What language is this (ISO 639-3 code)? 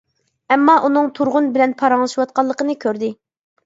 uig